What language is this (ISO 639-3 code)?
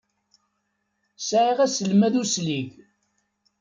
kab